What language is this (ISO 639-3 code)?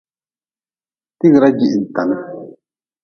nmz